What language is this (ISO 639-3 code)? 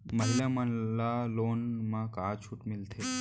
hne